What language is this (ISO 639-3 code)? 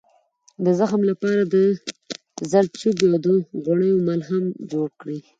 pus